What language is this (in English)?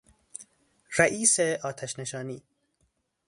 Persian